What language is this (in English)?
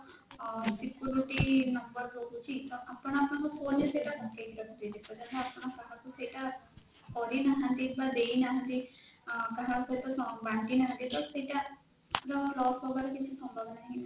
Odia